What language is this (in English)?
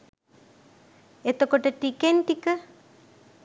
Sinhala